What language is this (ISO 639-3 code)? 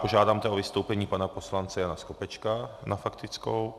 ces